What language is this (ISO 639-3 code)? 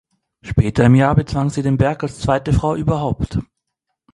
deu